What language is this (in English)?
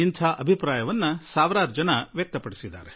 Kannada